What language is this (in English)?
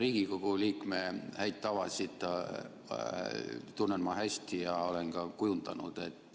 Estonian